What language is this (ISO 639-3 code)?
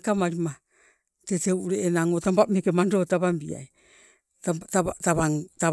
nco